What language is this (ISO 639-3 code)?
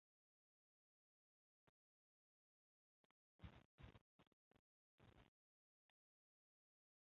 zho